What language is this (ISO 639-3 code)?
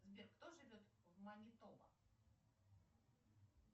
rus